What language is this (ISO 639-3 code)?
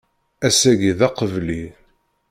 kab